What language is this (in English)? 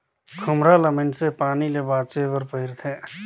Chhattisgarhi